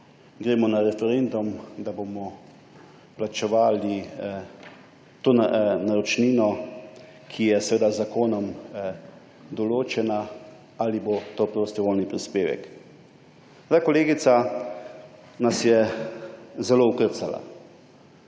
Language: Slovenian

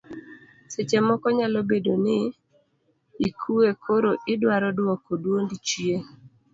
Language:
Luo (Kenya and Tanzania)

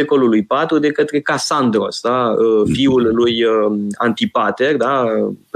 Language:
Romanian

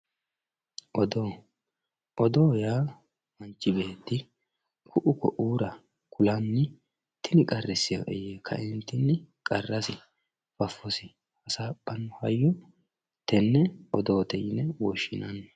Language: Sidamo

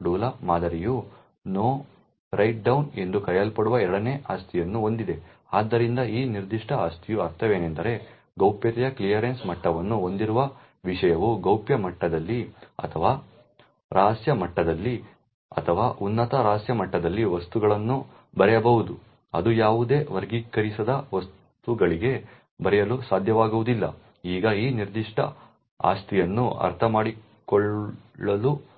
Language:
Kannada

